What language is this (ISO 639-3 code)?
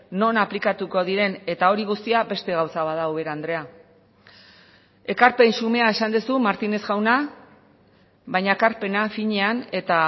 eus